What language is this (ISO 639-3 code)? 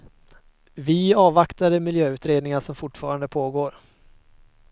swe